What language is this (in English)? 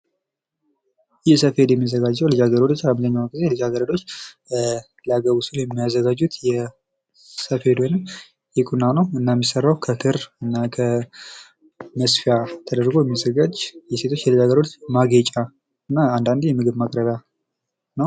Amharic